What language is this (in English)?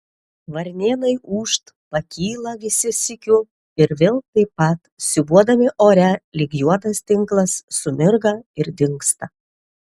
Lithuanian